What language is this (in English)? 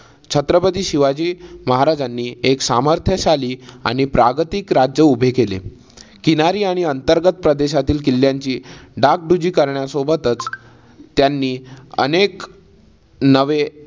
Marathi